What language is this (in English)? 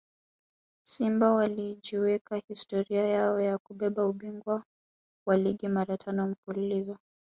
Swahili